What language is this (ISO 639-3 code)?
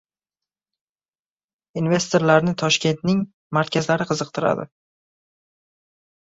uzb